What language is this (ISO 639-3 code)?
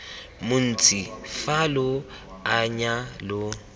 tsn